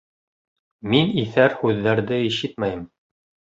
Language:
Bashkir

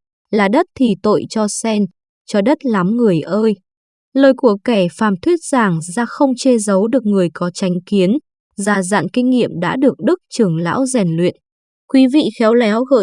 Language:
Vietnamese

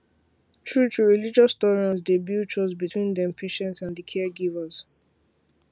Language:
Nigerian Pidgin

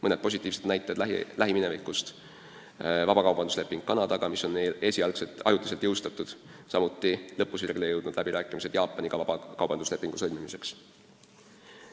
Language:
Estonian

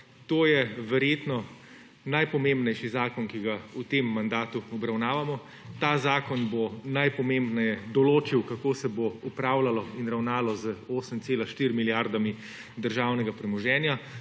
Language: Slovenian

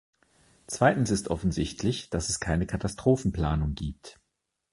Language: German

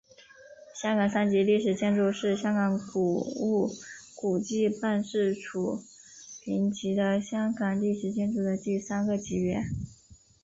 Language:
Chinese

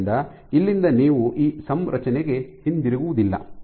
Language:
Kannada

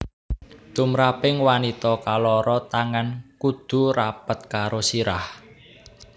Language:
Javanese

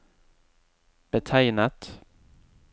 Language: Norwegian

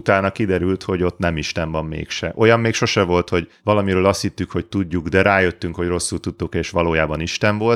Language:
Hungarian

